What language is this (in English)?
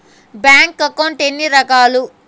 Telugu